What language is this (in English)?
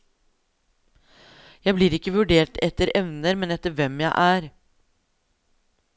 Norwegian